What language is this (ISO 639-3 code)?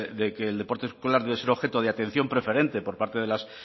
spa